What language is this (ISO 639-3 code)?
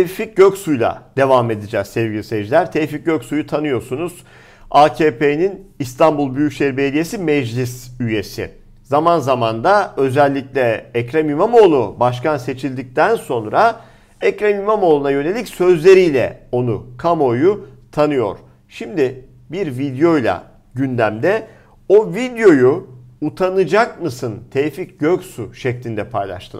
tur